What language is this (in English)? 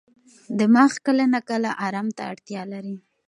Pashto